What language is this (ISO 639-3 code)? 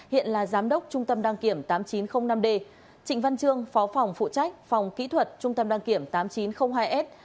vie